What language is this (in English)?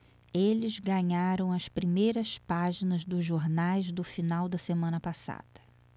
Portuguese